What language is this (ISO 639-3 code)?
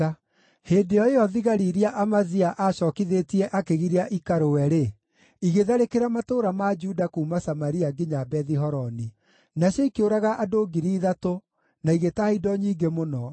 kik